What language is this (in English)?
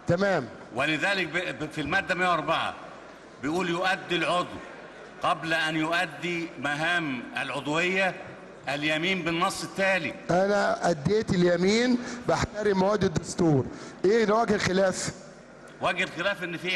Arabic